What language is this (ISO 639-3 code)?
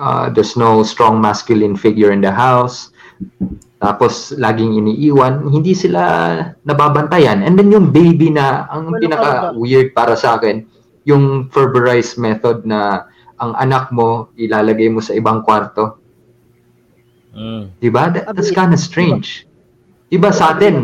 fil